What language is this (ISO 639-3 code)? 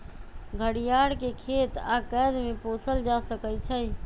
mag